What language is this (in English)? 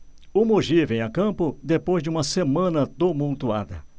Portuguese